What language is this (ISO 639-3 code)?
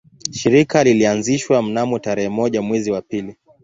swa